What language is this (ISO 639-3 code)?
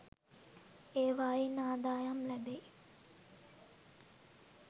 sin